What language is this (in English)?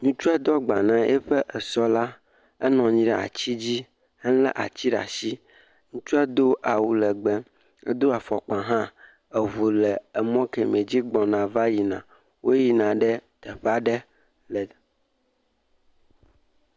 Ewe